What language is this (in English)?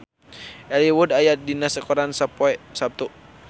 Sundanese